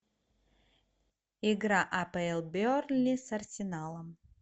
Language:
Russian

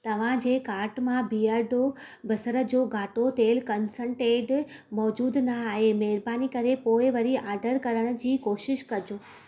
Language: Sindhi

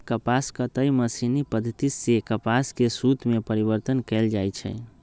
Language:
Magahi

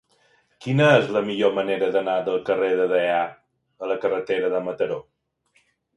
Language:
Catalan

